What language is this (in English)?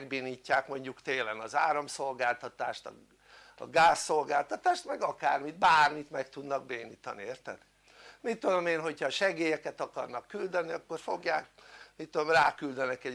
Hungarian